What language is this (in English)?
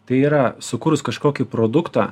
Lithuanian